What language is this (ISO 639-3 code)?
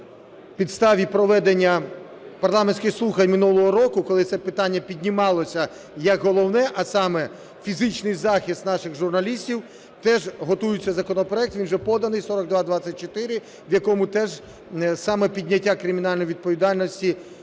ukr